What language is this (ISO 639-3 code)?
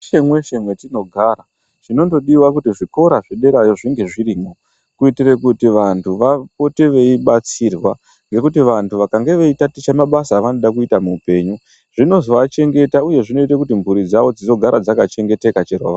ndc